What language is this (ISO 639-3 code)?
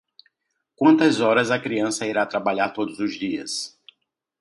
por